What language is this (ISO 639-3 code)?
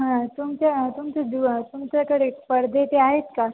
mar